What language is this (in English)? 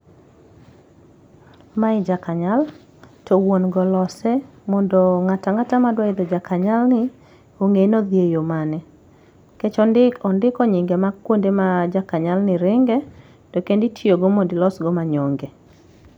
Luo (Kenya and Tanzania)